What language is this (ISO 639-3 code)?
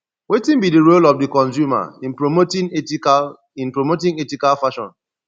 pcm